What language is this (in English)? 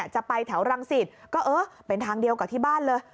Thai